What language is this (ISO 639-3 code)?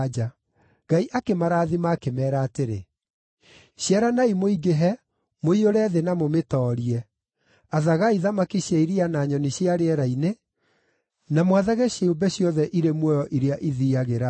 kik